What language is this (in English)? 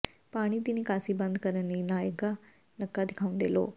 Punjabi